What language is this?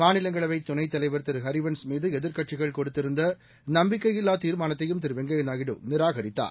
Tamil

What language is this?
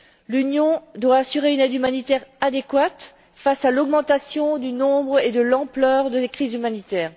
French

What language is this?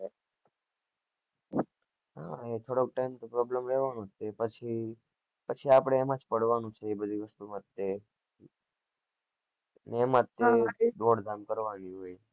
Gujarati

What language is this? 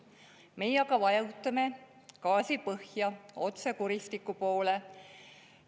Estonian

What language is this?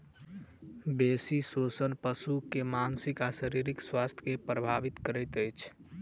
Maithili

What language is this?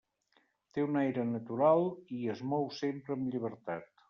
Catalan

